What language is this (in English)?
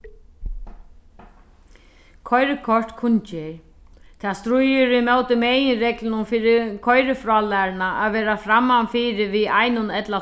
Faroese